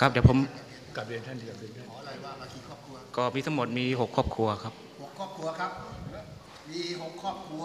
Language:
Thai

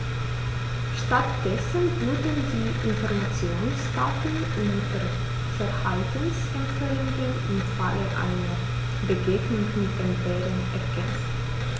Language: German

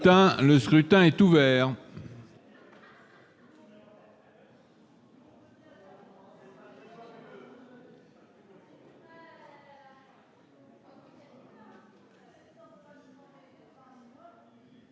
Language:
French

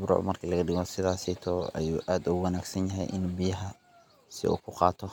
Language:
Somali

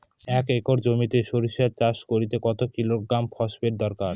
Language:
Bangla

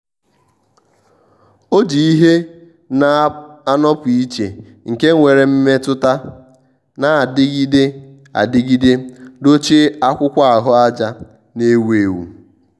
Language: Igbo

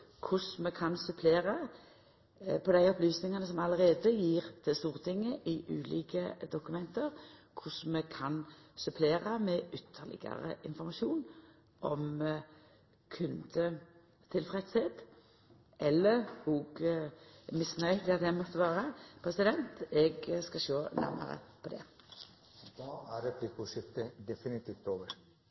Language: Norwegian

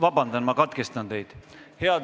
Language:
Estonian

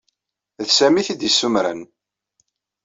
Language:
Kabyle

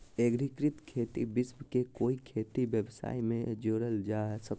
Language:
Magahi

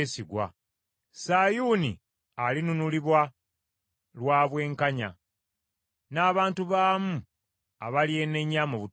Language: Ganda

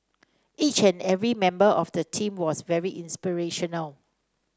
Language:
English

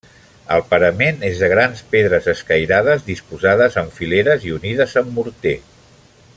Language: Catalan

